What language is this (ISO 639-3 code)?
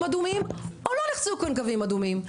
heb